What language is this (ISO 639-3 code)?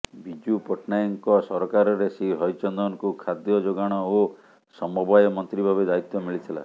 ori